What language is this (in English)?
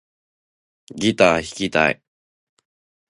Japanese